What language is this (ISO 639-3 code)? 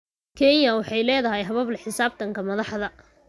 som